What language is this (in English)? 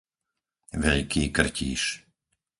Slovak